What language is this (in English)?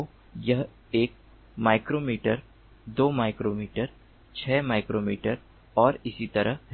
Hindi